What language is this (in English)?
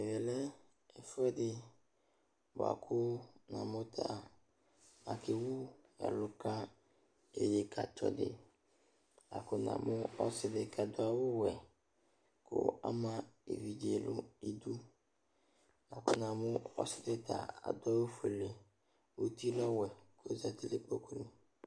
Ikposo